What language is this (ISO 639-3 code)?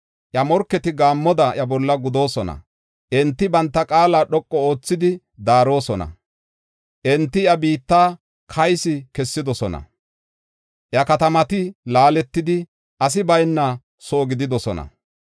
gof